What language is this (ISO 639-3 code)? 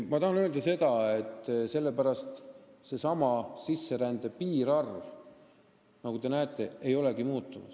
est